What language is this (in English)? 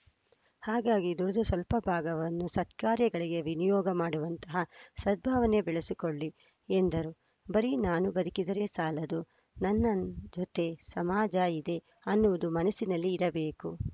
Kannada